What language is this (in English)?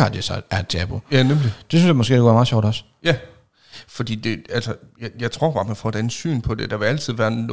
Danish